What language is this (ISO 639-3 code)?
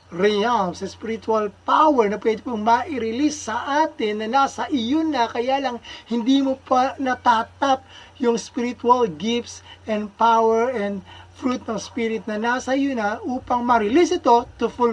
fil